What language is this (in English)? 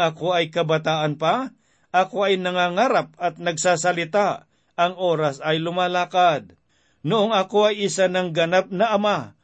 Filipino